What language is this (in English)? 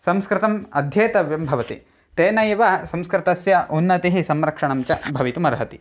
Sanskrit